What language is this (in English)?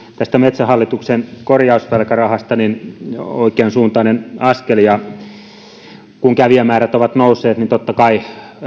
Finnish